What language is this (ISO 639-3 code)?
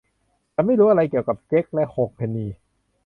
tha